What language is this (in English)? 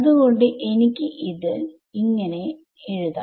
Malayalam